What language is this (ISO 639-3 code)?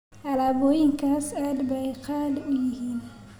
som